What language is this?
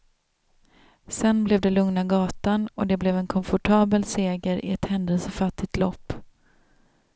Swedish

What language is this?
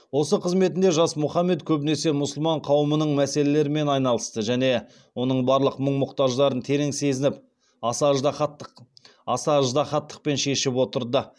Kazakh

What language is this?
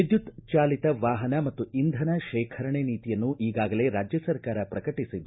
Kannada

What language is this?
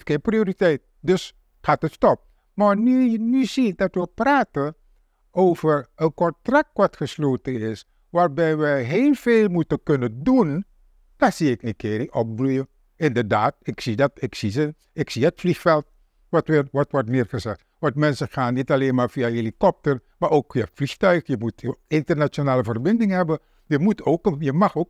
Dutch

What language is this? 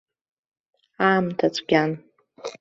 Abkhazian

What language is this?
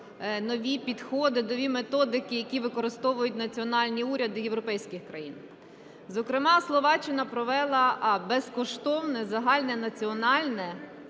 Ukrainian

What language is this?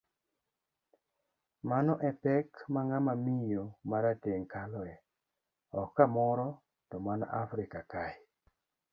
Luo (Kenya and Tanzania)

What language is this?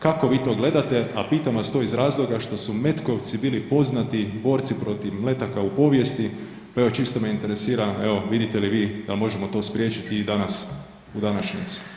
Croatian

